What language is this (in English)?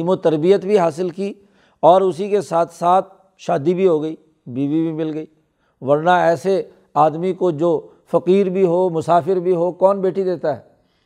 Urdu